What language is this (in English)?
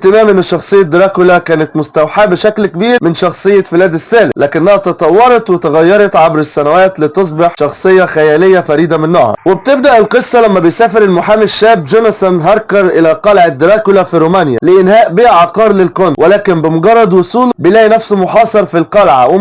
Arabic